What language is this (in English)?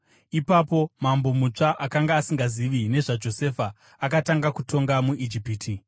Shona